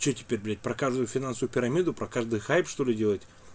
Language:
Russian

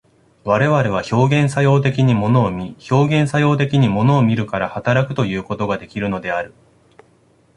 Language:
Japanese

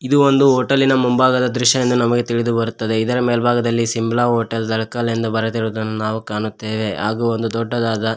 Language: Kannada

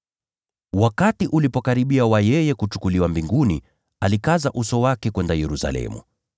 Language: Swahili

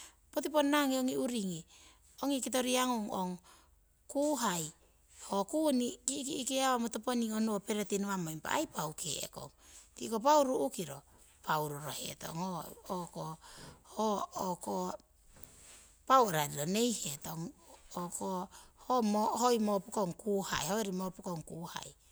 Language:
Siwai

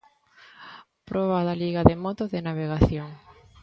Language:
Galician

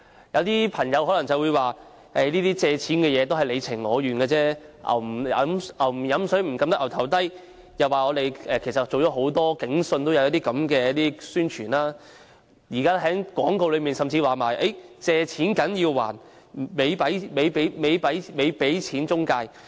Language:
Cantonese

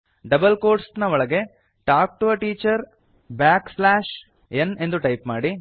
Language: Kannada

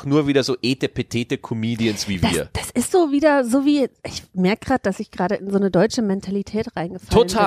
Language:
German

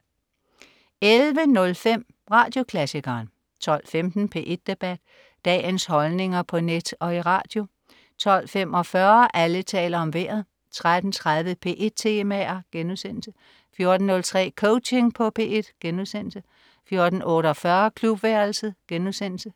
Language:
Danish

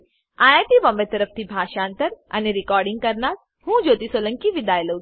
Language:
Gujarati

